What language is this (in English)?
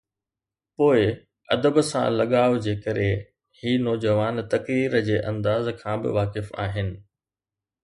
Sindhi